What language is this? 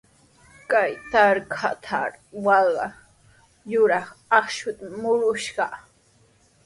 Sihuas Ancash Quechua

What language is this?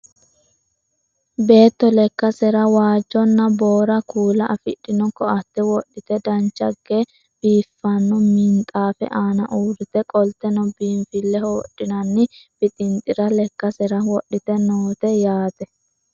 Sidamo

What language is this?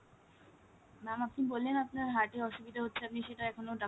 Bangla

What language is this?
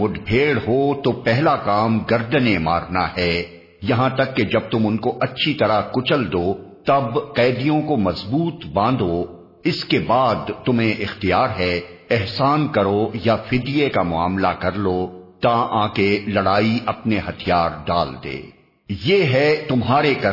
Urdu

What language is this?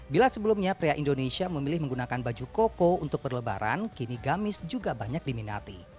Indonesian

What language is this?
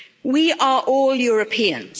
English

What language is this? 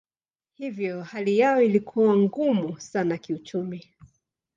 Swahili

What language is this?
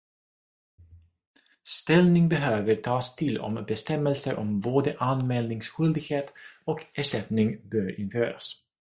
Swedish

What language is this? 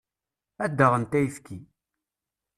Kabyle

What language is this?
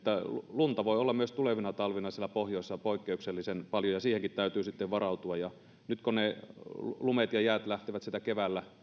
Finnish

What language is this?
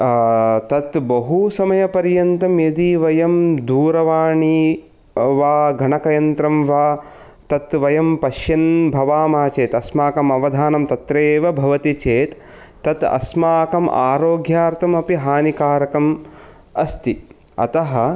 Sanskrit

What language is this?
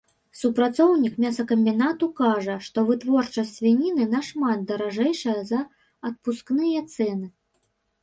Belarusian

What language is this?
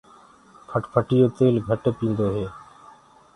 Gurgula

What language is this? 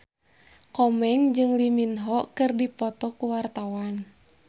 Sundanese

